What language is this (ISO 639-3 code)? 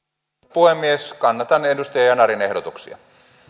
fin